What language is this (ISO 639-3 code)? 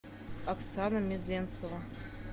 rus